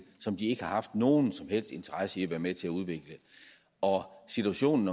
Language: Danish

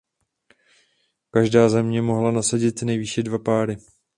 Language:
Czech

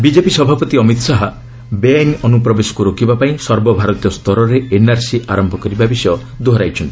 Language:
Odia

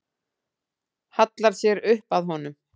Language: Icelandic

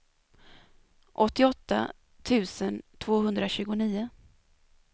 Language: Swedish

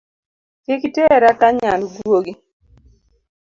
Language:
Luo (Kenya and Tanzania)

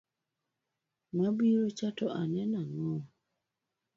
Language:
Luo (Kenya and Tanzania)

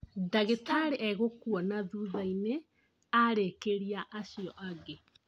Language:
Kikuyu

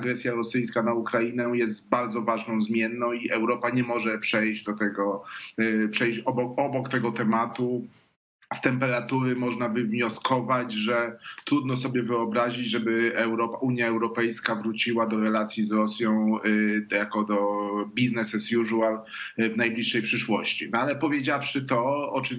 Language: Polish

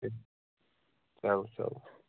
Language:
Kashmiri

